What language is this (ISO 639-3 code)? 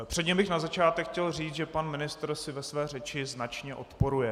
ces